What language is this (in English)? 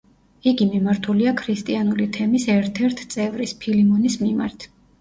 Georgian